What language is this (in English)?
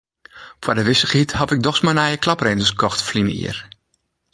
Western Frisian